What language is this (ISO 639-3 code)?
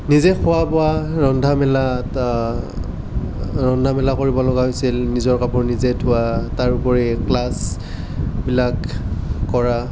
asm